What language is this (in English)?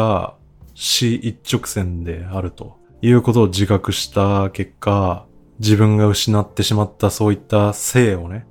Japanese